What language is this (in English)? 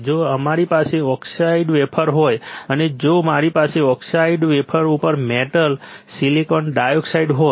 Gujarati